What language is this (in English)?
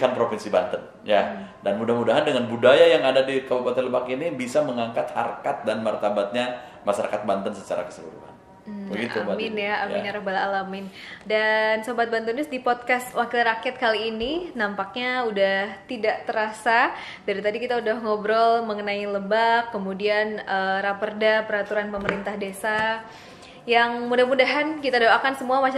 Indonesian